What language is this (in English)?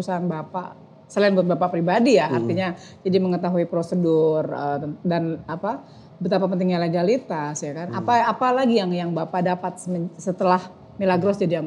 Indonesian